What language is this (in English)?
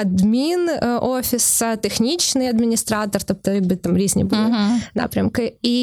Ukrainian